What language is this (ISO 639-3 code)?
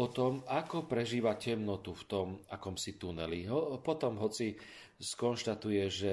slk